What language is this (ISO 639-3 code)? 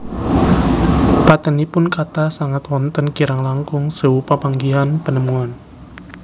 jav